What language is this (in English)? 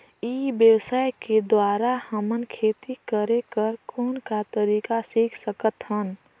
Chhattisgarhi